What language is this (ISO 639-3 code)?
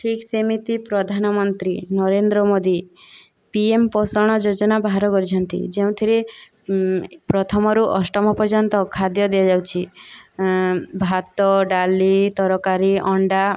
ori